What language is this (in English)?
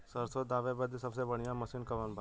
Bhojpuri